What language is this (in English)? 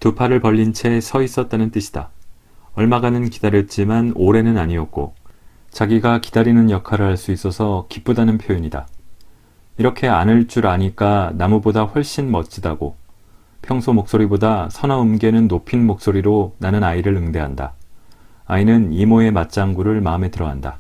Korean